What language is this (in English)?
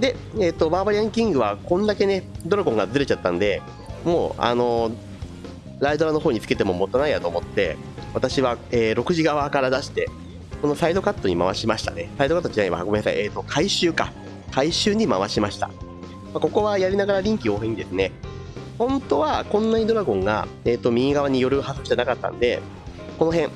Japanese